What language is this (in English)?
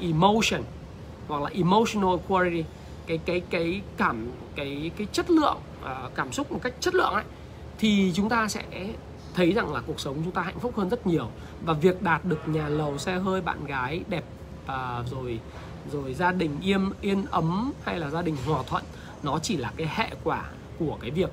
Vietnamese